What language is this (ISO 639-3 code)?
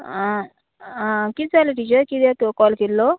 kok